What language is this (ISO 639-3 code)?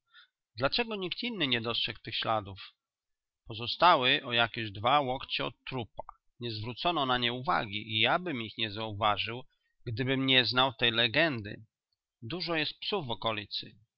pol